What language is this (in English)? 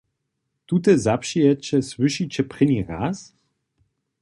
Upper Sorbian